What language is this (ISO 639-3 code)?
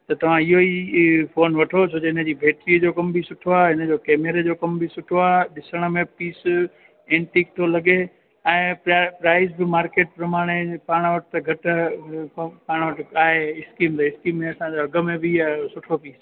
snd